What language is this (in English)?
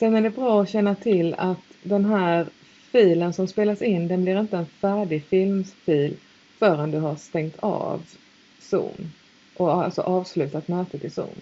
Swedish